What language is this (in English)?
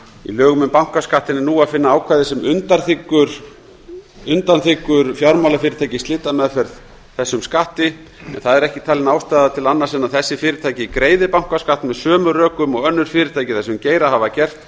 Icelandic